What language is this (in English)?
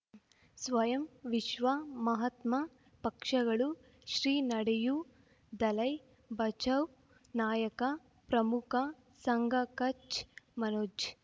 Kannada